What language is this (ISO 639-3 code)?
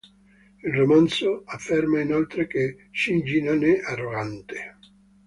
ita